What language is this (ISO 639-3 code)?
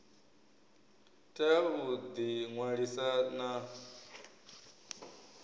ven